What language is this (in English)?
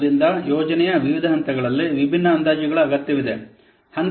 Kannada